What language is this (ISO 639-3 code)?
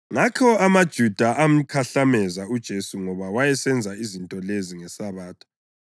nde